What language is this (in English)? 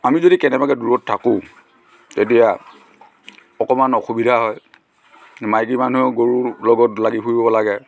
Assamese